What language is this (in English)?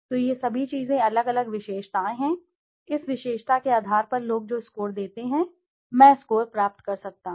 Hindi